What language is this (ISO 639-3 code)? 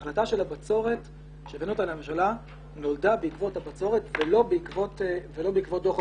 heb